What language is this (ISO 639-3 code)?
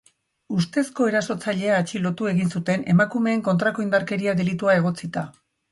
eus